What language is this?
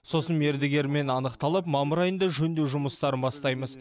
Kazakh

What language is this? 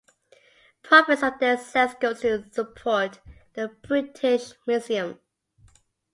English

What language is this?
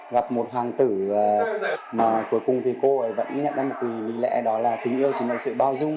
Vietnamese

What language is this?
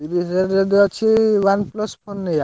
Odia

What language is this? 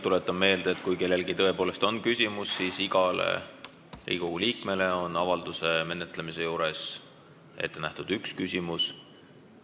Estonian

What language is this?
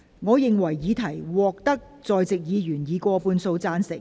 Cantonese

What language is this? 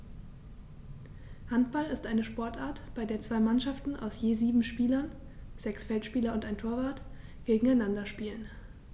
German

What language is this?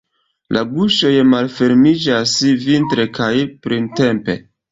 Esperanto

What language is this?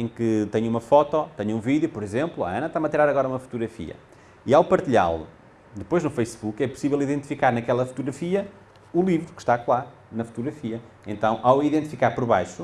Portuguese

